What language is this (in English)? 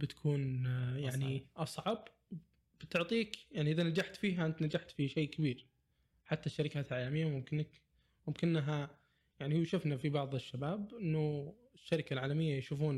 Arabic